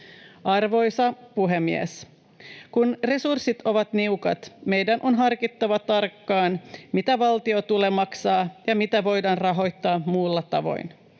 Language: Finnish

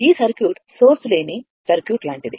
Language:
Telugu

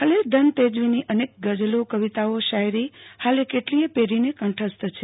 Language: Gujarati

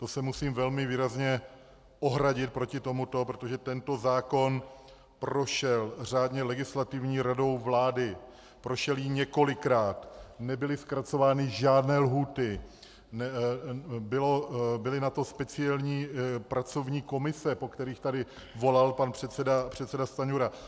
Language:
Czech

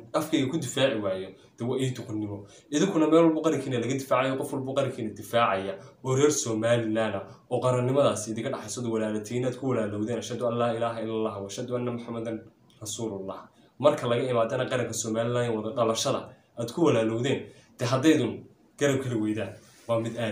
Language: Arabic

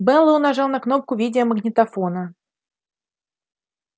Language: Russian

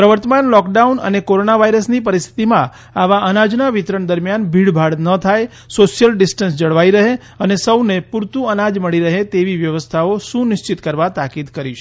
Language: Gujarati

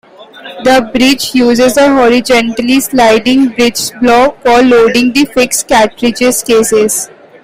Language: English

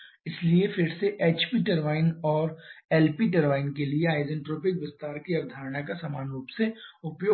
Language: Hindi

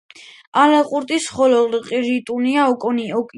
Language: Georgian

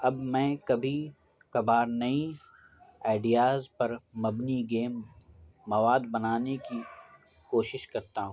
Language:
Urdu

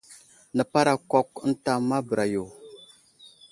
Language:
Wuzlam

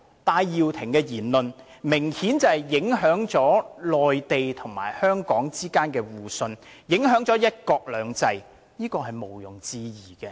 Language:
Cantonese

